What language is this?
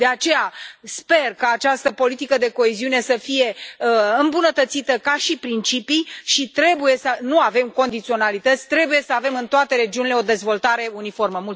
Romanian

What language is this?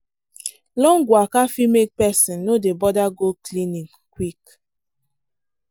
Nigerian Pidgin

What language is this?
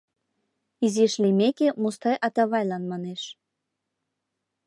Mari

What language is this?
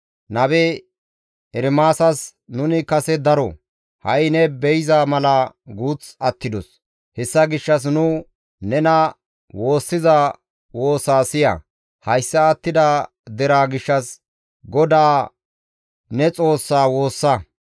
Gamo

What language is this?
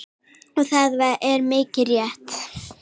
Icelandic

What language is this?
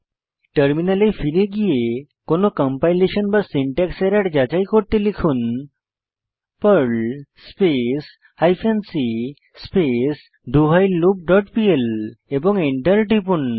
Bangla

